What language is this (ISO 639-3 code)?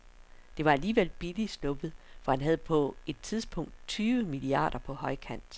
dan